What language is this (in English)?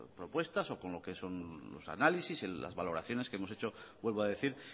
Spanish